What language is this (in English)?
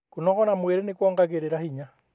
Kikuyu